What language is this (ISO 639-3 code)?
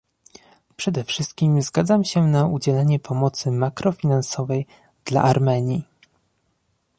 pol